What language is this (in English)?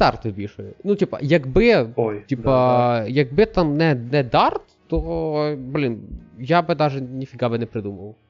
Ukrainian